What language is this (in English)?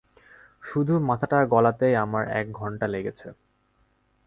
Bangla